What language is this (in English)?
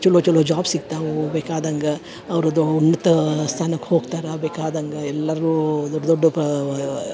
Kannada